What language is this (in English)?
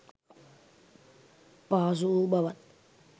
Sinhala